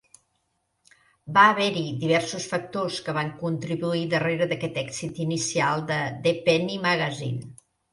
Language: Catalan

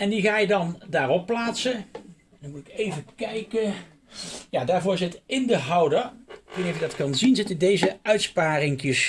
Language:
Dutch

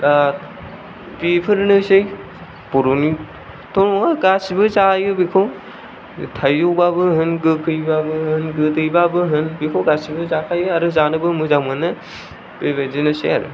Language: Bodo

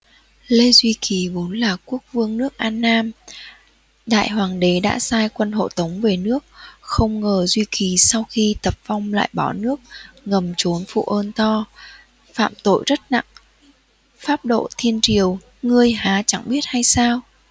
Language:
Vietnamese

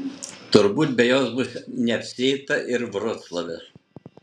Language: Lithuanian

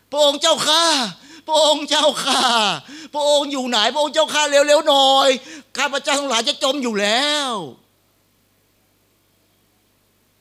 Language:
Thai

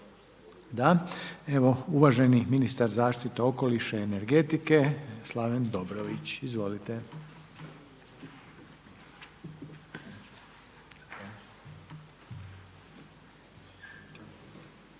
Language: Croatian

